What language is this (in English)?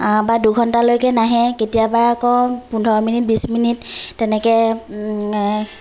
Assamese